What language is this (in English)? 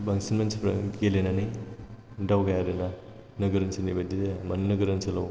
Bodo